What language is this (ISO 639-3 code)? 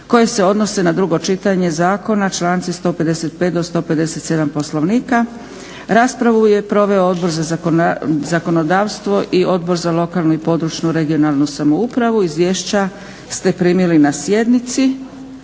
hrv